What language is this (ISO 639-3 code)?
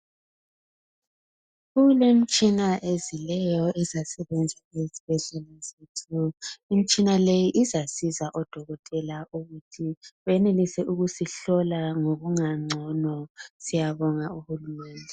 nde